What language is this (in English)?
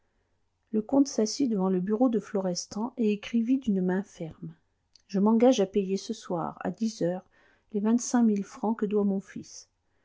French